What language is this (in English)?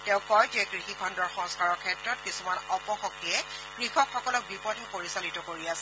Assamese